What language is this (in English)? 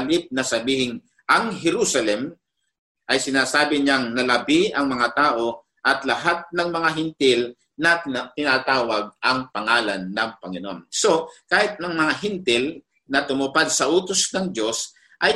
Filipino